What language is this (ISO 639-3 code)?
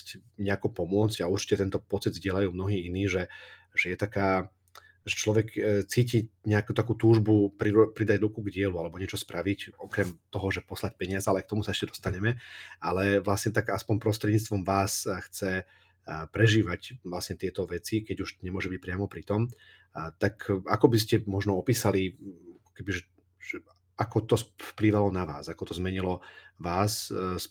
slk